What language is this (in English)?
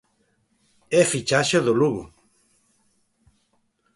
Galician